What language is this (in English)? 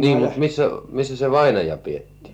Finnish